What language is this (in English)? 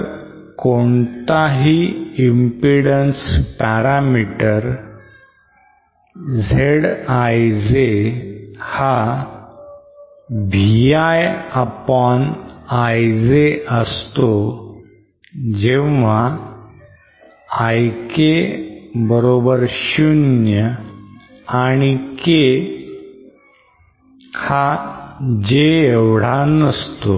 Marathi